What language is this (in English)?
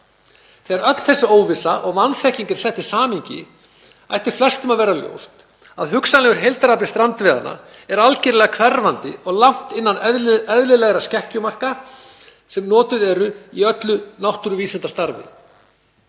Icelandic